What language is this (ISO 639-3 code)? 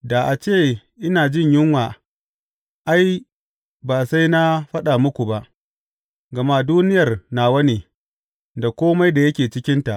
hau